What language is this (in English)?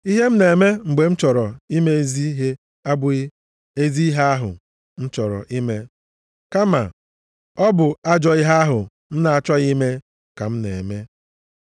Igbo